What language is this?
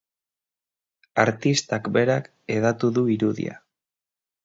Basque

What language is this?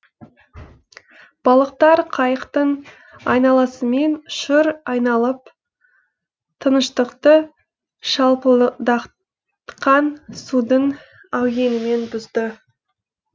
Kazakh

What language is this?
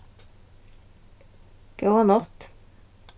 Faroese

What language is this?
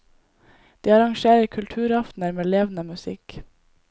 Norwegian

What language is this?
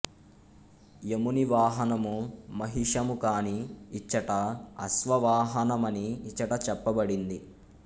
Telugu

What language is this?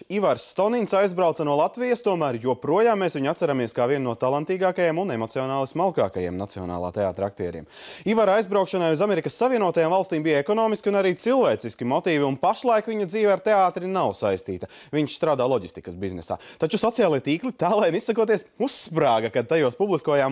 Latvian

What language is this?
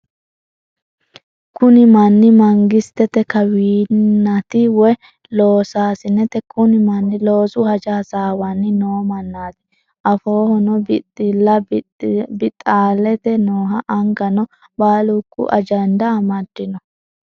Sidamo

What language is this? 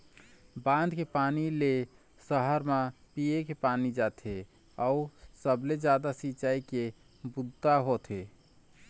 Chhattisgarhi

